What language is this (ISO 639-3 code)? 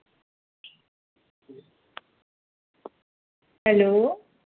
doi